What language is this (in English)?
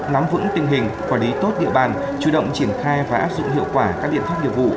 Vietnamese